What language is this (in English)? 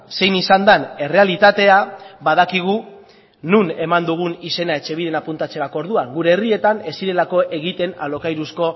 Basque